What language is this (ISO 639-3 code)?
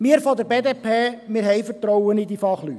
gsw